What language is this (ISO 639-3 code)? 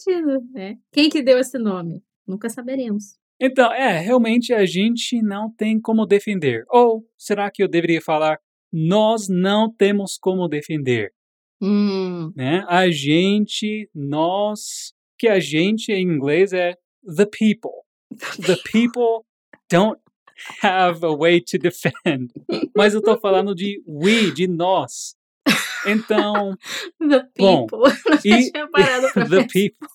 por